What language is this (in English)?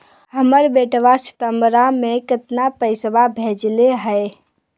Magahi